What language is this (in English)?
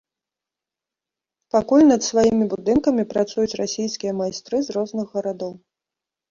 Belarusian